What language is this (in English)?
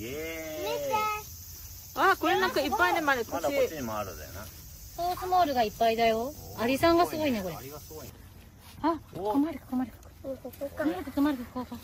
Japanese